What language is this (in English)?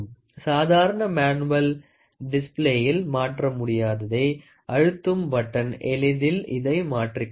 Tamil